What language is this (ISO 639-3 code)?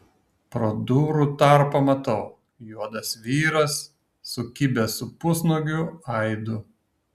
lit